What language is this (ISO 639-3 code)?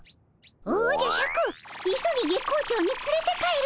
jpn